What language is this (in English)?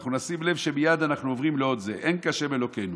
Hebrew